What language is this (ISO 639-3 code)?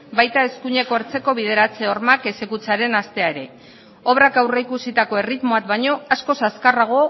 eus